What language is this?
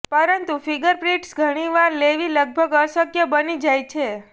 Gujarati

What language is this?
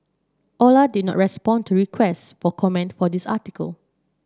English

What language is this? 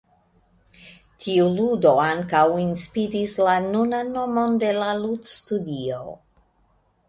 Esperanto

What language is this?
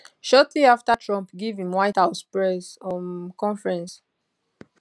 Nigerian Pidgin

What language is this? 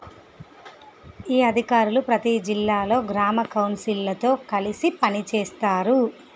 Telugu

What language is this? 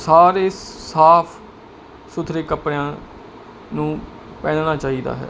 Punjabi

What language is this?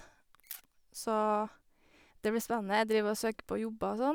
Norwegian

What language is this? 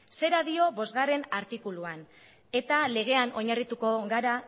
Basque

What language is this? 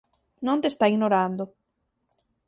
Galician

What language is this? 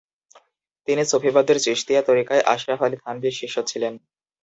Bangla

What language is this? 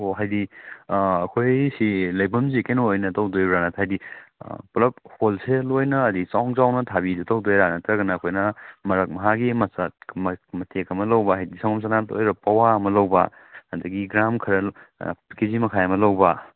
Manipuri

